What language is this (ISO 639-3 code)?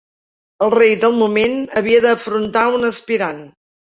cat